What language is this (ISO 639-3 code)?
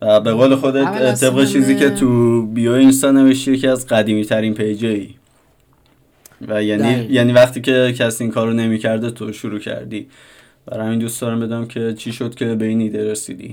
fas